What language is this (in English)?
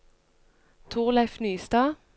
Norwegian